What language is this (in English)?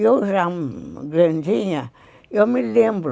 Portuguese